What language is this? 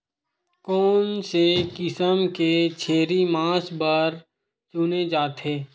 Chhattisgarhi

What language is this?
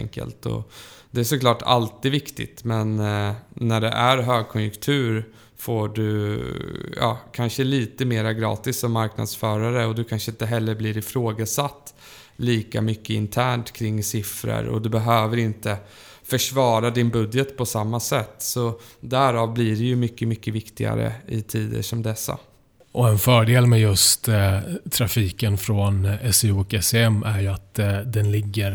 Swedish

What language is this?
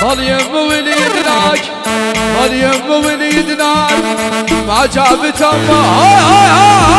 Arabic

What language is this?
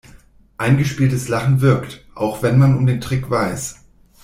German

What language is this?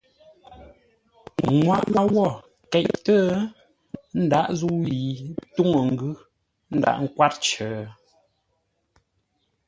Ngombale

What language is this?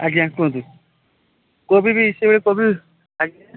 Odia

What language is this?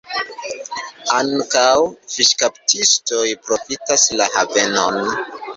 Esperanto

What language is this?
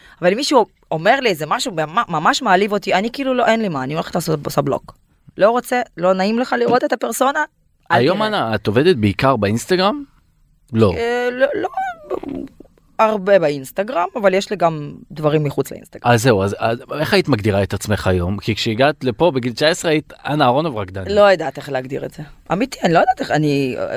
Hebrew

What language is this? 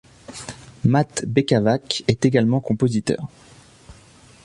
French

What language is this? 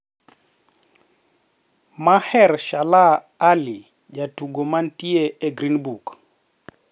Luo (Kenya and Tanzania)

